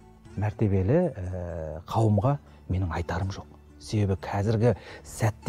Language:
Turkish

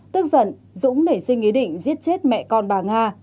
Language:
Vietnamese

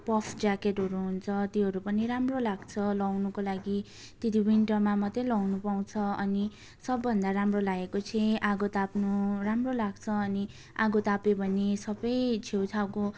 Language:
Nepali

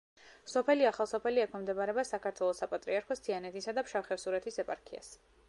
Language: Georgian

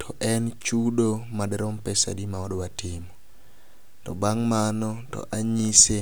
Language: Luo (Kenya and Tanzania)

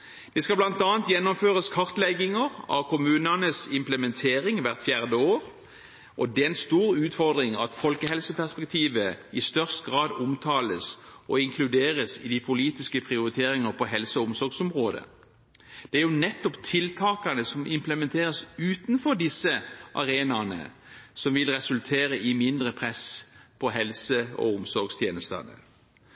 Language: Norwegian Bokmål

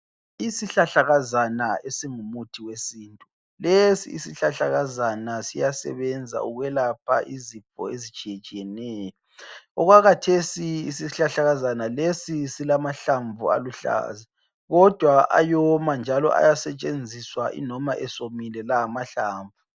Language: North Ndebele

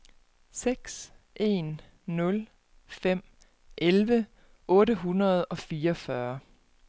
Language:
Danish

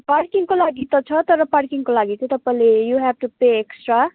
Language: Nepali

